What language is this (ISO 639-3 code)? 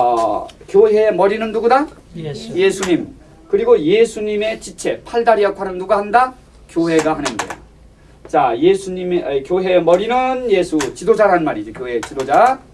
kor